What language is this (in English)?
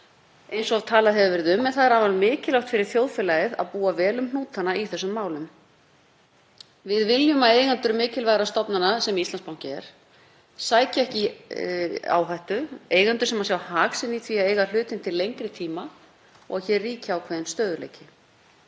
Icelandic